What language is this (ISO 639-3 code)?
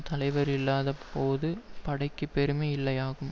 tam